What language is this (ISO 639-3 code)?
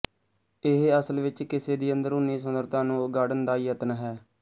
pan